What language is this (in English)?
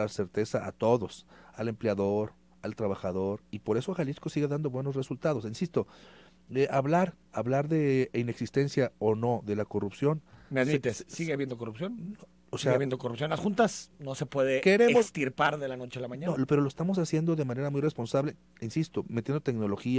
Spanish